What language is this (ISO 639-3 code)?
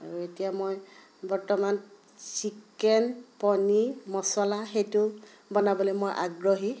asm